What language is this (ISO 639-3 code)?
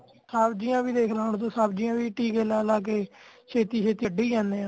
pan